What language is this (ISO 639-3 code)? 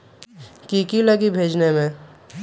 mag